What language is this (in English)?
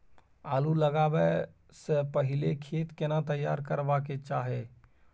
Maithili